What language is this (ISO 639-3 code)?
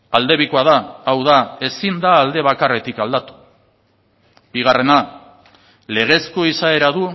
eus